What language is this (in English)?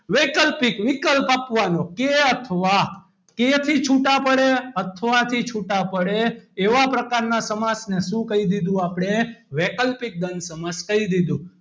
Gujarati